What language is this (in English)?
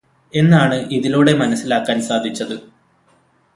Malayalam